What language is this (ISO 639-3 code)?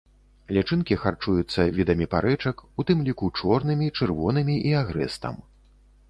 bel